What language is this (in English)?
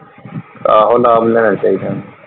Punjabi